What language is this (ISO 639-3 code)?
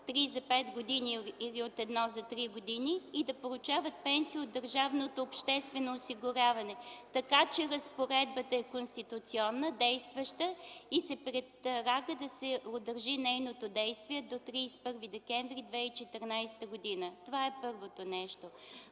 bul